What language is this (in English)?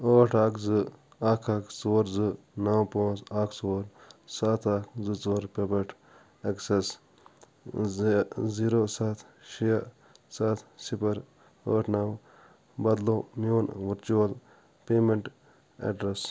Kashmiri